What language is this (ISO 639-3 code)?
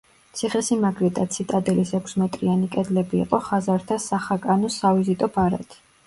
kat